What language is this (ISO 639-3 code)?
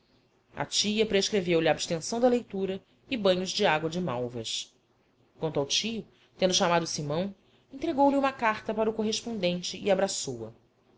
por